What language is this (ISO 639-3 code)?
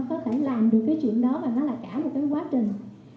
vie